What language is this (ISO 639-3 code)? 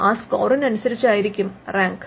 mal